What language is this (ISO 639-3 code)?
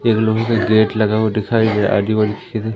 hin